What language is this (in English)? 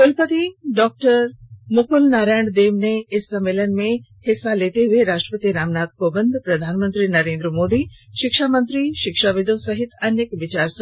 Hindi